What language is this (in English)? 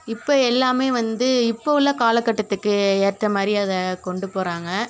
Tamil